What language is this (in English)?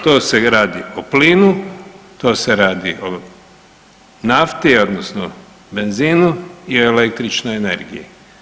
Croatian